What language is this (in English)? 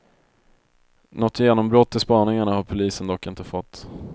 Swedish